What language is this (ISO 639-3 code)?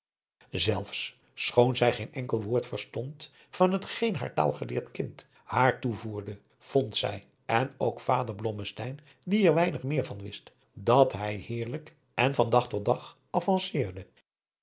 nld